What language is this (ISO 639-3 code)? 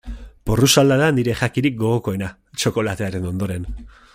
eus